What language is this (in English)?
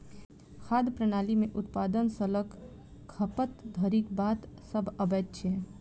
Maithili